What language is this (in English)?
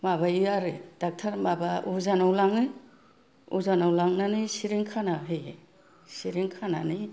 Bodo